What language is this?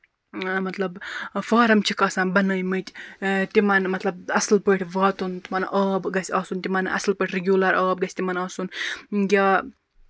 Kashmiri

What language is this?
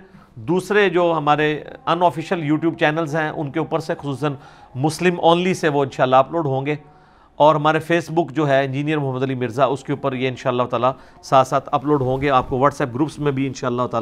Urdu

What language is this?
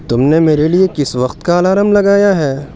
Urdu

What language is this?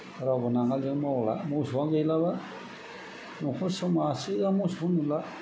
Bodo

